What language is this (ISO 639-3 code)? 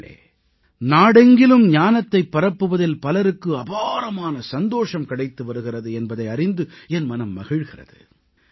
tam